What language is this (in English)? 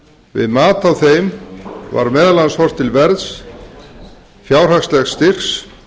Icelandic